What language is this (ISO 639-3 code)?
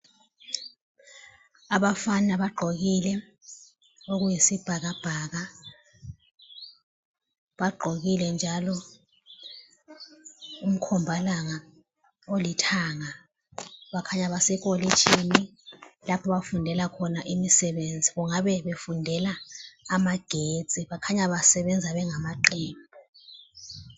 nde